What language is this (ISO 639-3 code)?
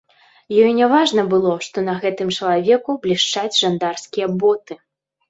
bel